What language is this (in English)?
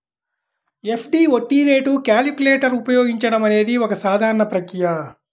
Telugu